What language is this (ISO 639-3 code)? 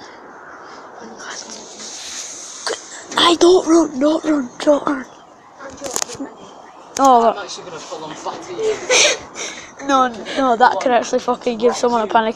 eng